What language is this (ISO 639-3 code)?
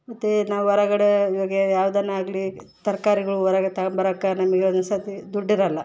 kan